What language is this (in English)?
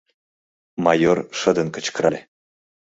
Mari